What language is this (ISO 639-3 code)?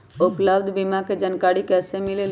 mag